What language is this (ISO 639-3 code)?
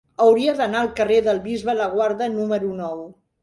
cat